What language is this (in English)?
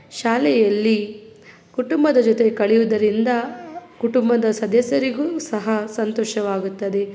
Kannada